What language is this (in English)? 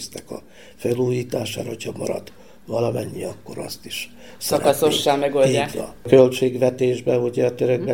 Hungarian